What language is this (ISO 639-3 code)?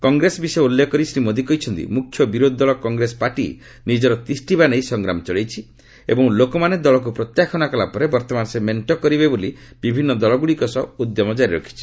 ori